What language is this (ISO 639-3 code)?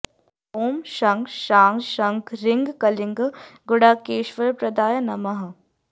san